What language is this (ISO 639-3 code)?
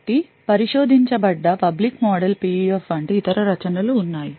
tel